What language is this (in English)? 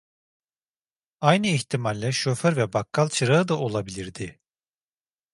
Turkish